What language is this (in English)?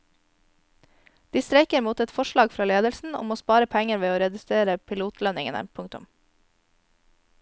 Norwegian